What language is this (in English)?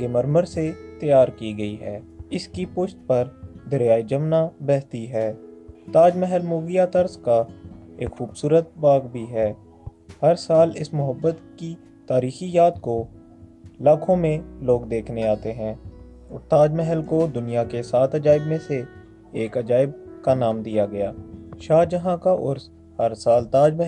Urdu